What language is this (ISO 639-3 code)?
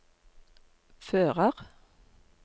nor